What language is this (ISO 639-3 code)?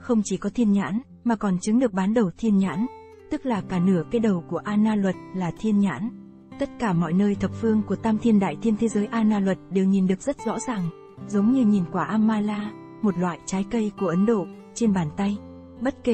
vie